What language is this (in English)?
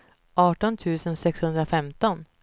Swedish